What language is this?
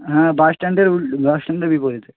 Bangla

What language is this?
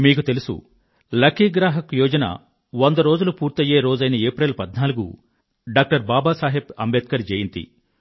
Telugu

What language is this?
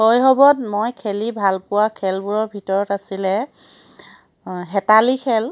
Assamese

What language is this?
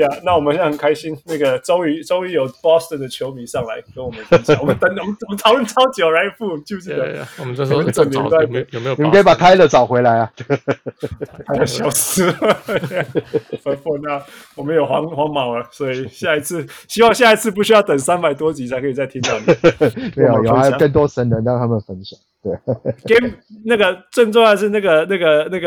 Chinese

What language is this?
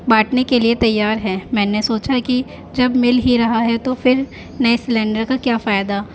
Urdu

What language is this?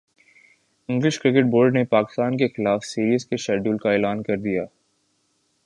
Urdu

